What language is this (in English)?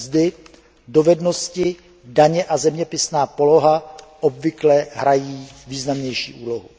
Czech